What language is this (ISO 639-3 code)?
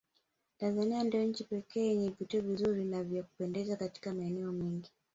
swa